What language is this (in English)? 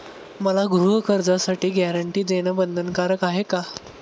Marathi